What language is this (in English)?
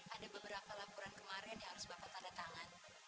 Indonesian